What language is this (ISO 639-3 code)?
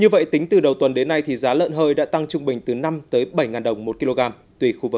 vie